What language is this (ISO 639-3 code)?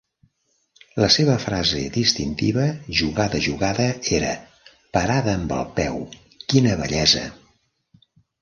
cat